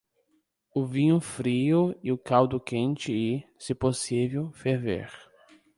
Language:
Portuguese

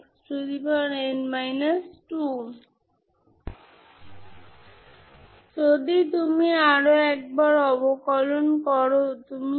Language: Bangla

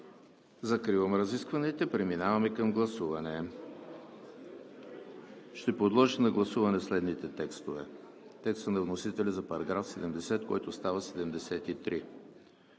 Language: Bulgarian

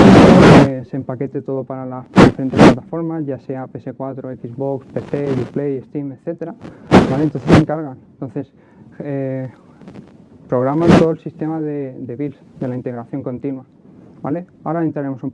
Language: Spanish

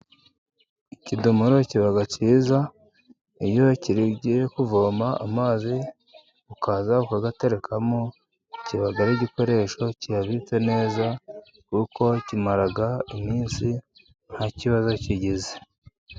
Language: Kinyarwanda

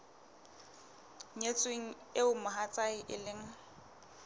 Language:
Southern Sotho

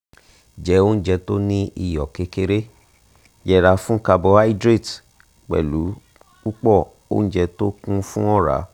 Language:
Yoruba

